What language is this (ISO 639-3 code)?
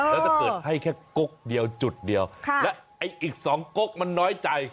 tha